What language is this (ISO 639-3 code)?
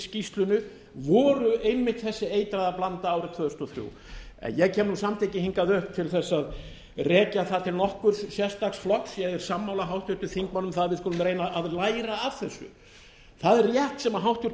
isl